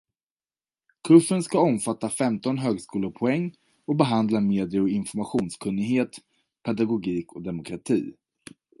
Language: Swedish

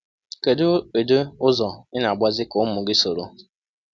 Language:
Igbo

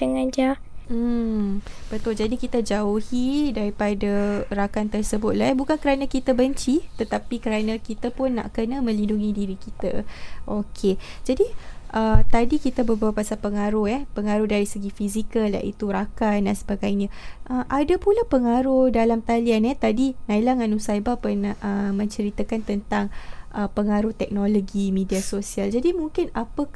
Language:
Malay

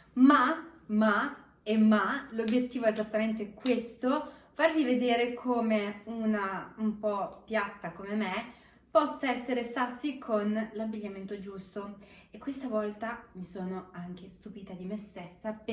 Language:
Italian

